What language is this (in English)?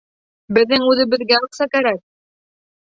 Bashkir